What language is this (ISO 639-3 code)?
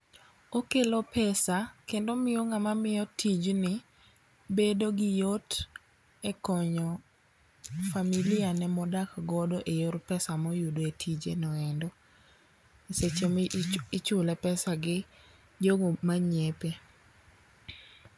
luo